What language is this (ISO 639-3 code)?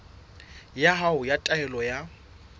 sot